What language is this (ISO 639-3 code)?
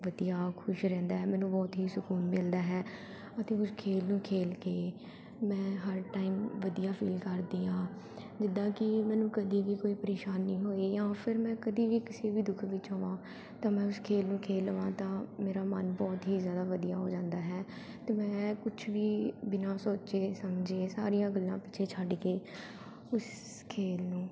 pan